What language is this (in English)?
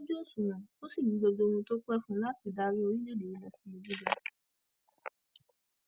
Yoruba